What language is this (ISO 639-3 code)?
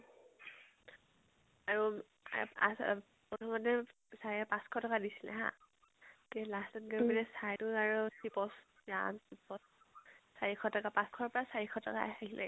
asm